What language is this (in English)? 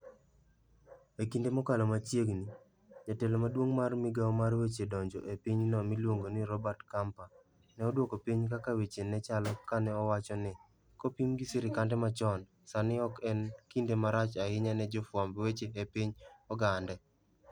Luo (Kenya and Tanzania)